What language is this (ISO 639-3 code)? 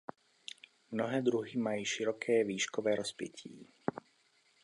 ces